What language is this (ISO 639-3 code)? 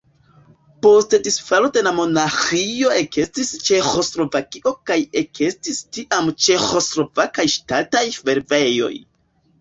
epo